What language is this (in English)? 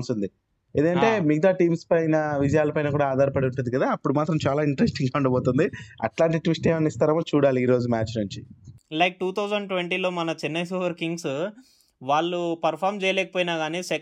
Telugu